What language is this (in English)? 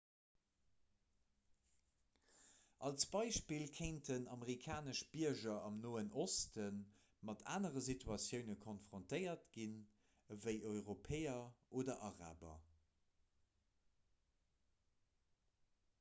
Luxembourgish